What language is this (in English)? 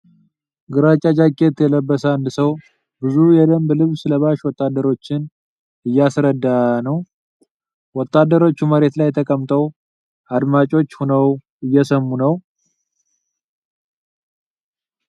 Amharic